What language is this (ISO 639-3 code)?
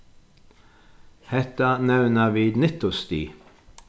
fao